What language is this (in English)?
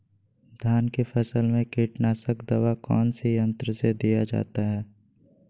Magahi